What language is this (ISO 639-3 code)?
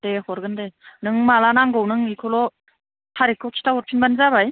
brx